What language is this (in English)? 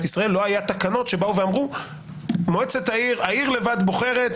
Hebrew